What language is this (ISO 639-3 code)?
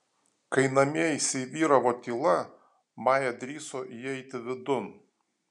lit